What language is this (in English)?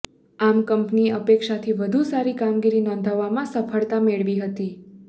Gujarati